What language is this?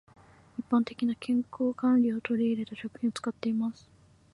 Japanese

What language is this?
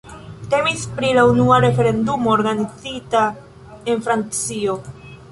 Esperanto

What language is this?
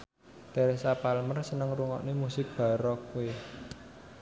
Javanese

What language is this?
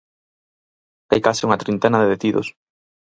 Galician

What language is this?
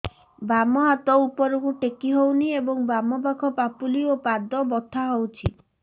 Odia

